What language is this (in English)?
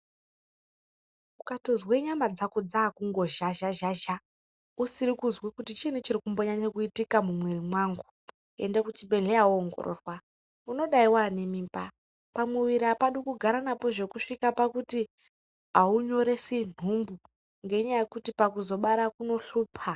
Ndau